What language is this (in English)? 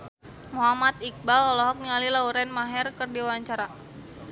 Sundanese